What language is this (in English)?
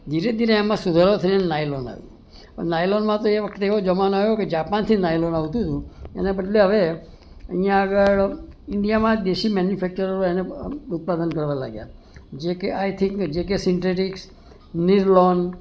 Gujarati